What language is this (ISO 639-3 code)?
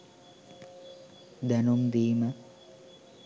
sin